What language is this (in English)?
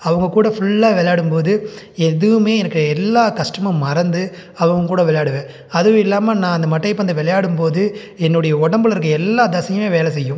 Tamil